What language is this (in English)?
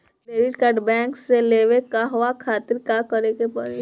Bhojpuri